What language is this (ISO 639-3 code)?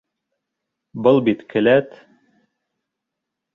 bak